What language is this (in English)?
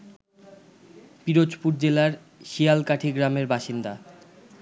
Bangla